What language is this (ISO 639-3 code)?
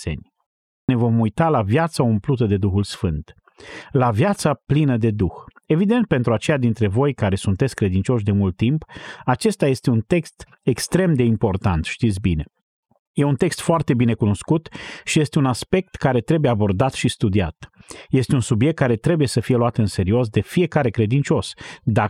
ron